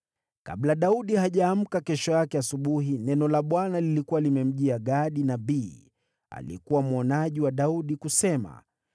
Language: Swahili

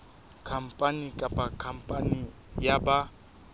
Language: Southern Sotho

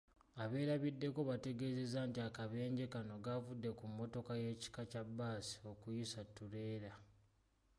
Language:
Ganda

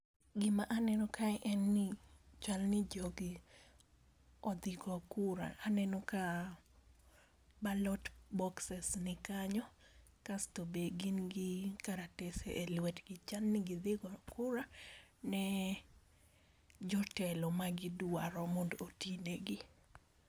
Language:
Luo (Kenya and Tanzania)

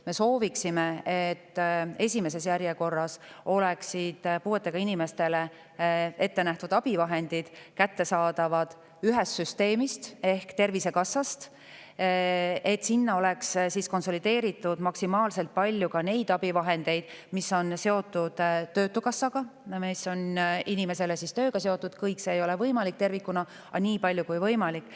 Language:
Estonian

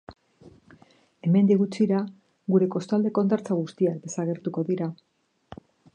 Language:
Basque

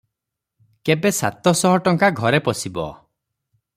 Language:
Odia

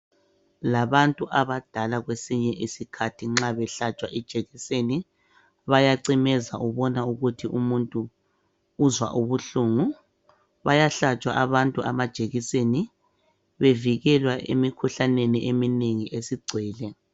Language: North Ndebele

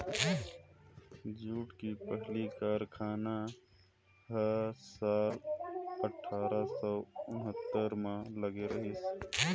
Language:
Chhattisgarhi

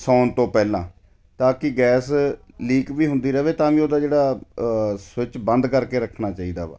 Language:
Punjabi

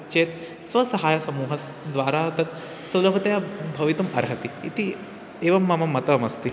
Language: Sanskrit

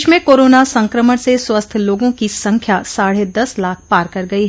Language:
Hindi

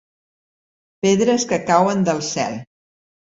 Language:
Catalan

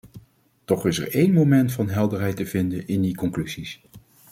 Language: Dutch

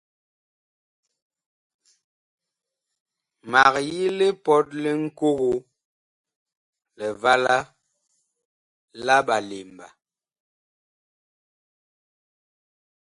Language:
Bakoko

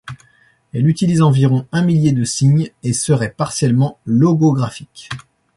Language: French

